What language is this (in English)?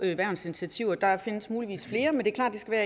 Danish